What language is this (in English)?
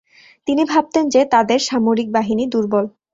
Bangla